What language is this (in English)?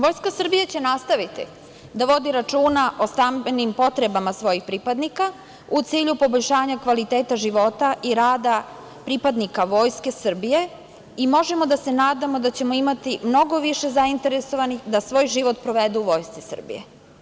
Serbian